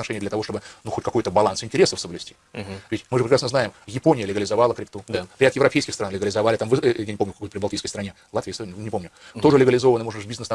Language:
Russian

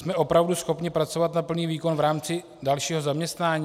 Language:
Czech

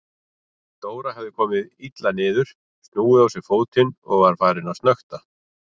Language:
Icelandic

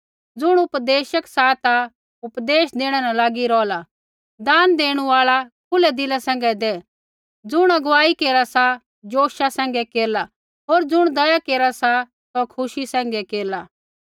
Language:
Kullu Pahari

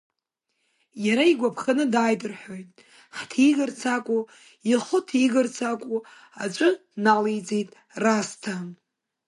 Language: Abkhazian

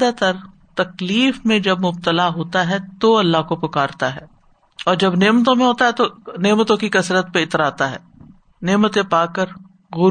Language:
Urdu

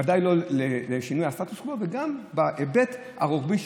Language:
Hebrew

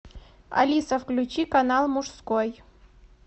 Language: Russian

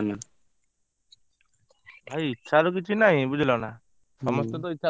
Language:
Odia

